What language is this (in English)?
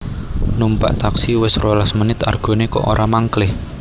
Javanese